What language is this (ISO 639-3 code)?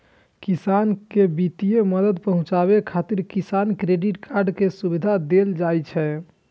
mai